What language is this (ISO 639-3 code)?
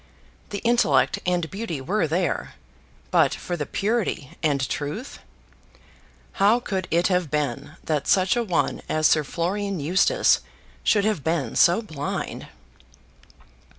eng